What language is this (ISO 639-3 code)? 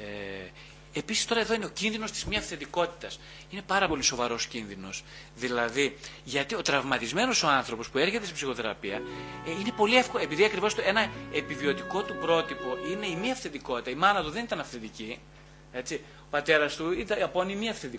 ell